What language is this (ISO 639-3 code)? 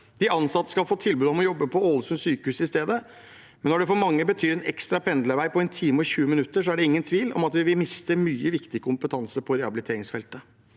nor